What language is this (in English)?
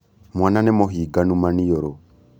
Kikuyu